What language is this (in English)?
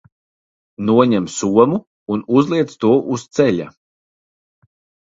Latvian